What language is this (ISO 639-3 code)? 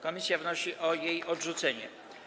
pol